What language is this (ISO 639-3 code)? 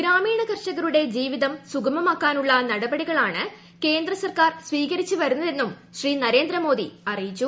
mal